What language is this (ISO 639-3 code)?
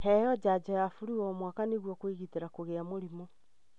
kik